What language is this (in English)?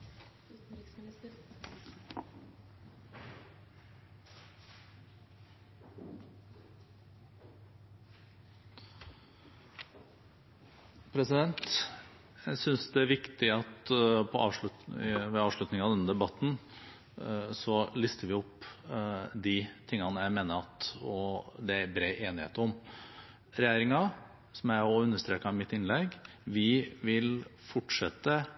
Norwegian